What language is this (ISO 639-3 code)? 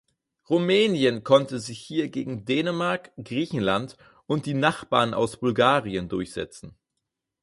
deu